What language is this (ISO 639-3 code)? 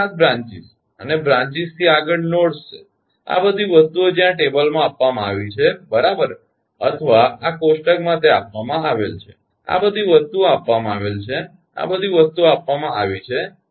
guj